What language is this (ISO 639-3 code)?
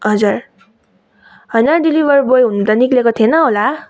nep